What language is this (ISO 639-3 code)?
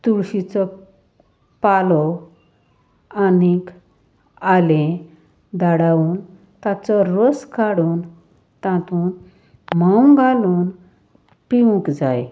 kok